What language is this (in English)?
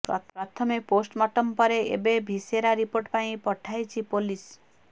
Odia